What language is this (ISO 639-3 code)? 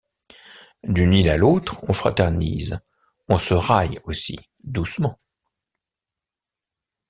fra